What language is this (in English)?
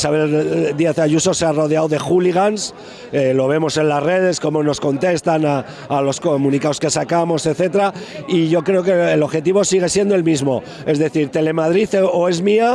Spanish